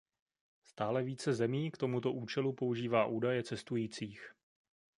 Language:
Czech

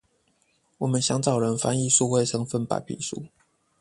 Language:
Chinese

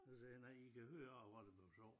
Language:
Danish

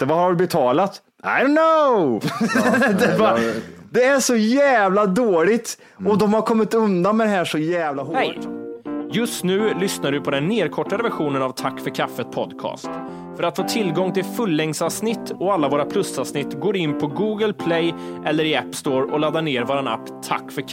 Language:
Swedish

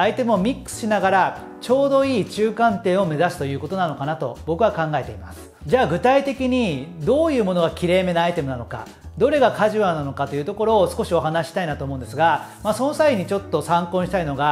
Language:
Japanese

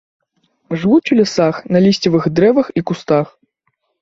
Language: Belarusian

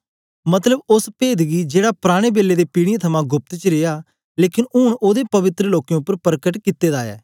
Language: Dogri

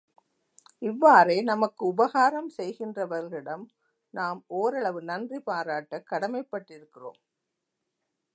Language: Tamil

